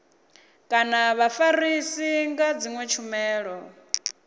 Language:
Venda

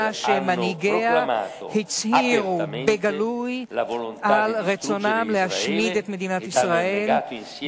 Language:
Hebrew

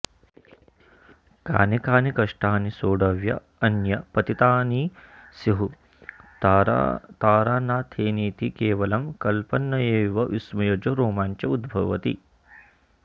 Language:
Sanskrit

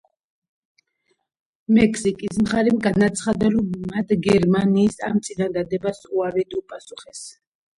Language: Georgian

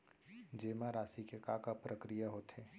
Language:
Chhattisgarhi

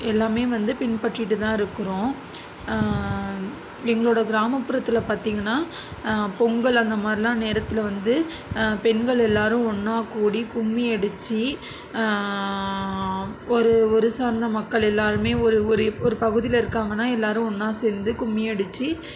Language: Tamil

